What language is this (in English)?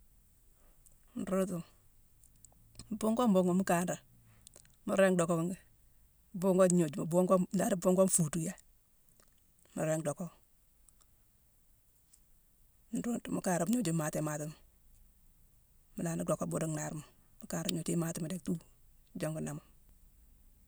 Mansoanka